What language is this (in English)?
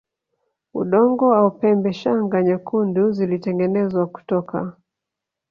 Swahili